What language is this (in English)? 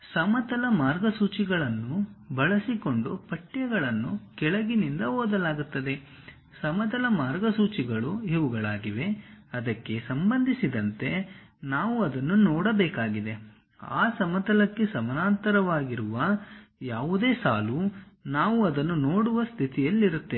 Kannada